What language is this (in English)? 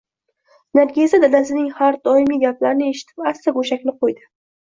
Uzbek